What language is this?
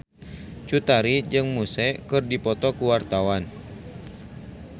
Sundanese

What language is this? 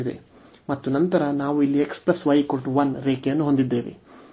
Kannada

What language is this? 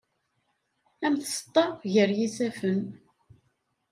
Kabyle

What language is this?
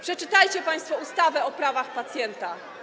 Polish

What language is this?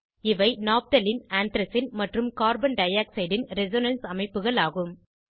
Tamil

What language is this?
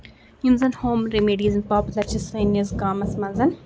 Kashmiri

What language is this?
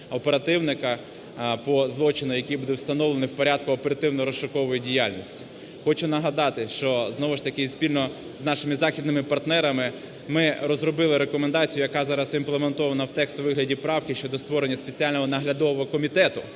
Ukrainian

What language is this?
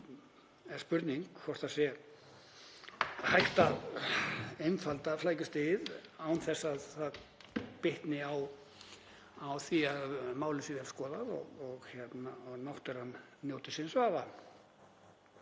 Icelandic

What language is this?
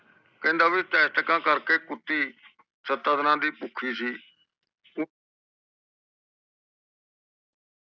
Punjabi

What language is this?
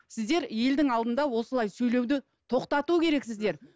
Kazakh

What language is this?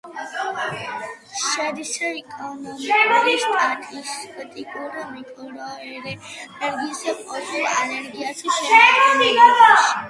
Georgian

